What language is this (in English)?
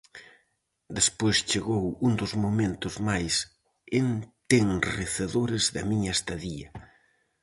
Galician